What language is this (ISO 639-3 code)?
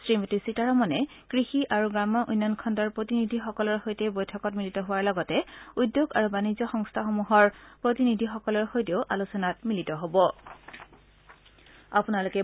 asm